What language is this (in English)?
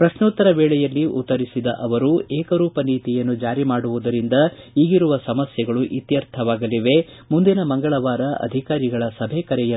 Kannada